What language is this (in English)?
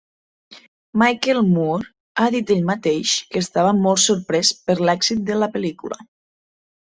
Catalan